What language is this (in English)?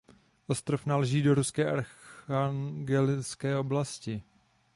Czech